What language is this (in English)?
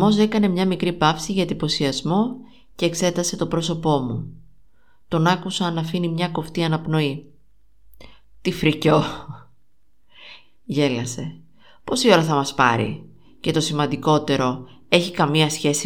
Greek